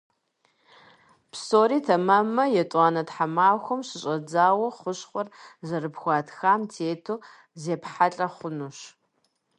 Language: Kabardian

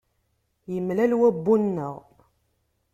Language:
Kabyle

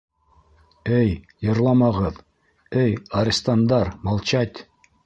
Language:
Bashkir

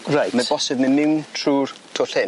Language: Welsh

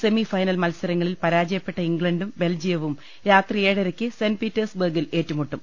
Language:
Malayalam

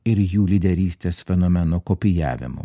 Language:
Lithuanian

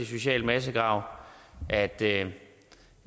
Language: Danish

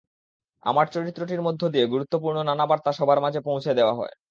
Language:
Bangla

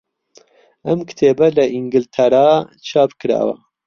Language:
Central Kurdish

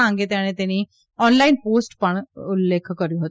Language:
Gujarati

